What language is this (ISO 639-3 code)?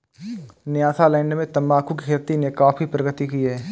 hin